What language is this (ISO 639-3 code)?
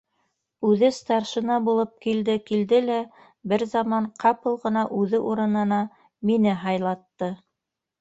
bak